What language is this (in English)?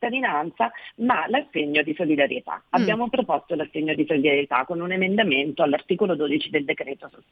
Italian